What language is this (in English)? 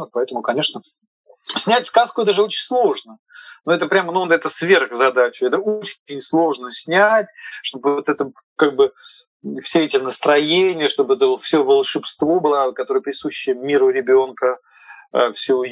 Russian